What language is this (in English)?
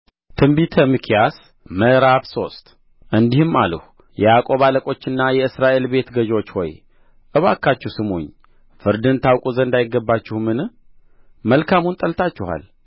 Amharic